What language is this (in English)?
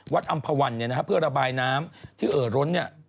Thai